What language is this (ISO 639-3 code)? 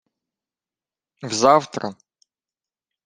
ukr